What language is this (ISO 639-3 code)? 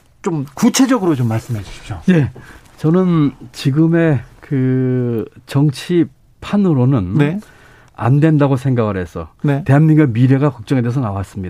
kor